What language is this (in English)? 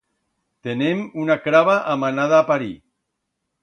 Aragonese